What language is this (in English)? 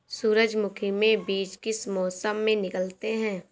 Hindi